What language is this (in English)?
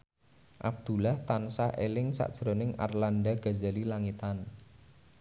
Javanese